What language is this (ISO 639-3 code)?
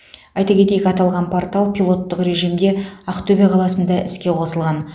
kaz